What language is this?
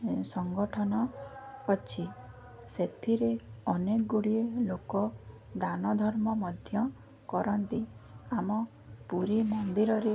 Odia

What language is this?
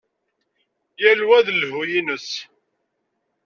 Kabyle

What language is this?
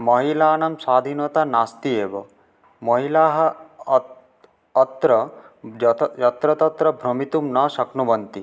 Sanskrit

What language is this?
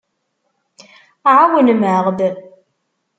Kabyle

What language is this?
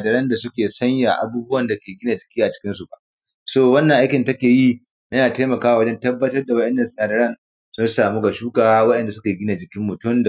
Hausa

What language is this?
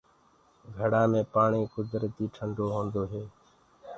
Gurgula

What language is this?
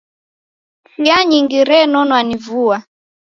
Taita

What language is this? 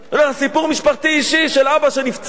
Hebrew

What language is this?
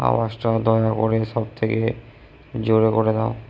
Bangla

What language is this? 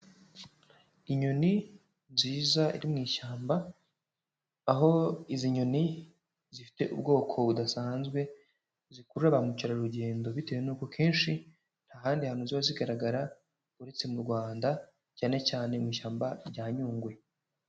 Kinyarwanda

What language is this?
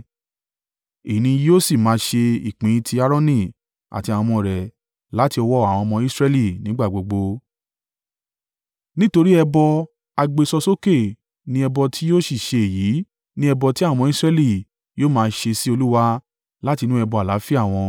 Yoruba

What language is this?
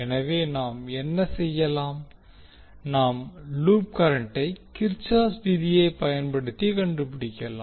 Tamil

